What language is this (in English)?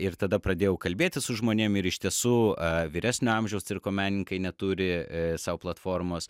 Lithuanian